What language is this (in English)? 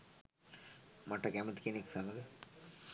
Sinhala